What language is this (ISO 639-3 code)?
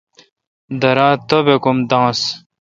xka